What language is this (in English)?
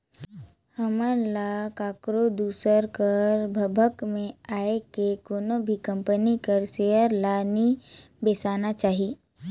Chhattisgarhi